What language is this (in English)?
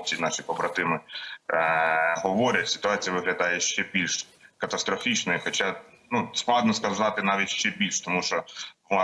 Ukrainian